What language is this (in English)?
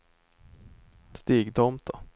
Swedish